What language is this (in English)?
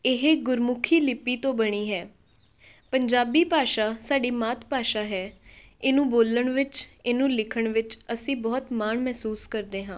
Punjabi